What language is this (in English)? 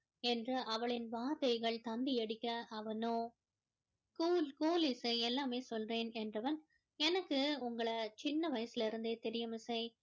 Tamil